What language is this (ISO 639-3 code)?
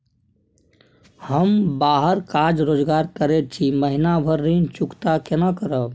mai